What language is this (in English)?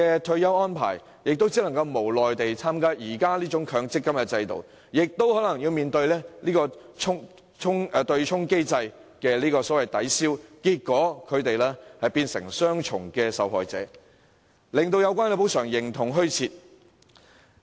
Cantonese